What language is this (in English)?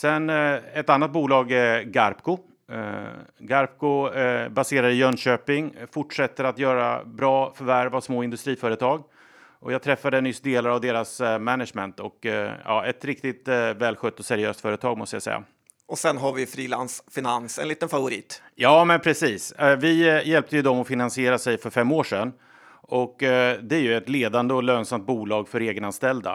Swedish